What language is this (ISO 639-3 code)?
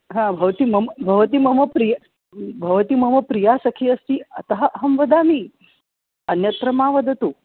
san